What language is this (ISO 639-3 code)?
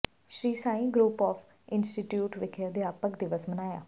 pan